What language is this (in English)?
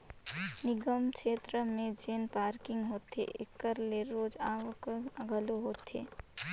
Chhattisgarhi